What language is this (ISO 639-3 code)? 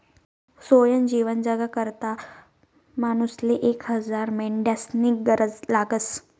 mar